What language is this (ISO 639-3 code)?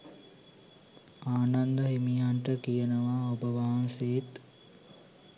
sin